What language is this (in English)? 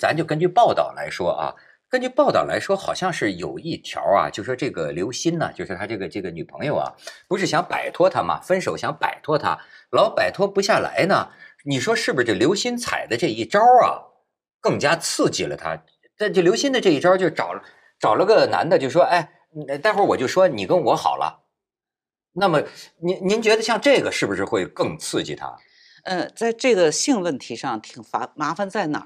Chinese